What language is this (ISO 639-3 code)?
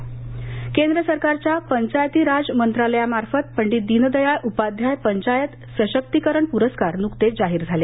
mar